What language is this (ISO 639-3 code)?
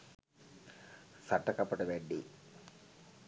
sin